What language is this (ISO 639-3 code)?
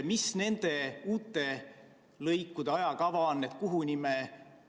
est